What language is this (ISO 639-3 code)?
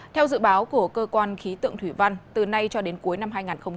vie